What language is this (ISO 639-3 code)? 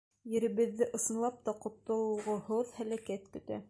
bak